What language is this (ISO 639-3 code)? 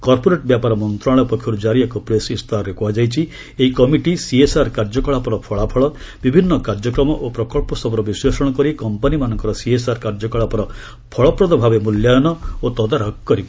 ori